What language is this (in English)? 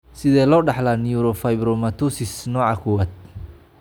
Somali